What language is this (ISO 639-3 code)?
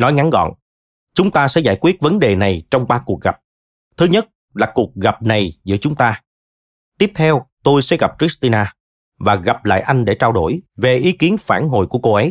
vie